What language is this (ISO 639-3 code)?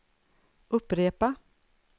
swe